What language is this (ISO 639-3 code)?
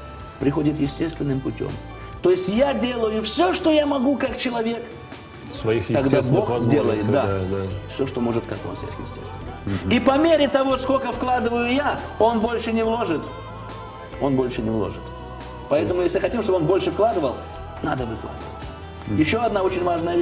rus